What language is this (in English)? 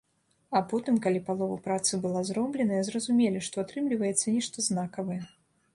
Belarusian